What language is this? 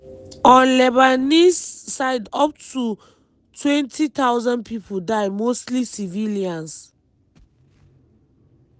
Nigerian Pidgin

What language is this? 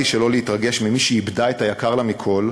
Hebrew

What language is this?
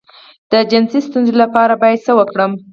Pashto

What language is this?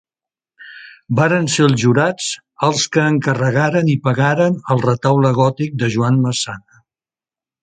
Catalan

